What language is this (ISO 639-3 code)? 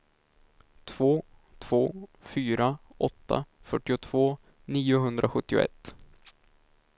swe